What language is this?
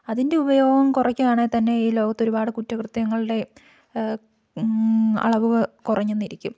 Malayalam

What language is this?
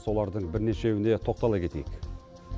Kazakh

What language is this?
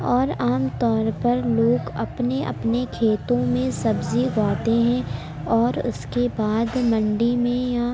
Urdu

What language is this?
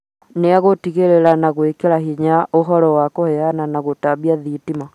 Kikuyu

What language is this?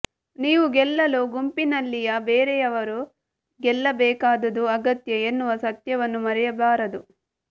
Kannada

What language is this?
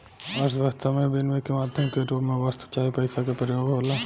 Bhojpuri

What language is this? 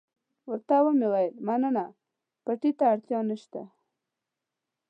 Pashto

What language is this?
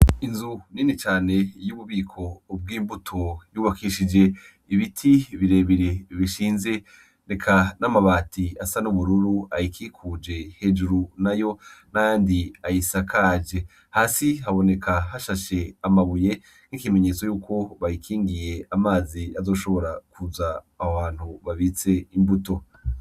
Rundi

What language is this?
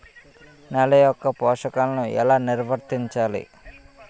Telugu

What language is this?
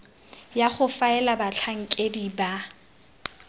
Tswana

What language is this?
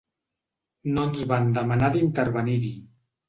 Catalan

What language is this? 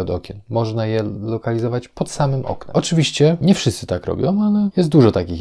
Polish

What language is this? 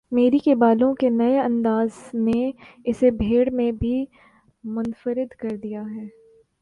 Urdu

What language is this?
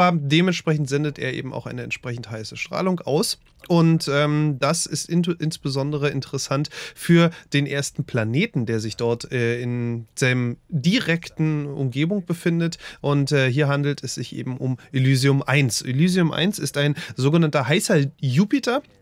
German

